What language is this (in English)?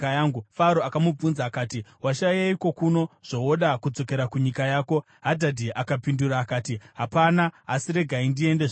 Shona